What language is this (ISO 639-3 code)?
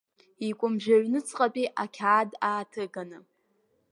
abk